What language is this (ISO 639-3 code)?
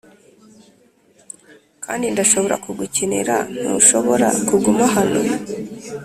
kin